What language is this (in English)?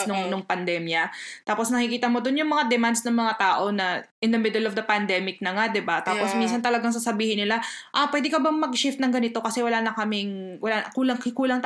Filipino